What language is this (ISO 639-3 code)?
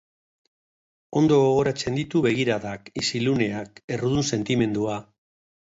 eus